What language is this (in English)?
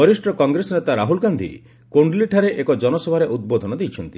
Odia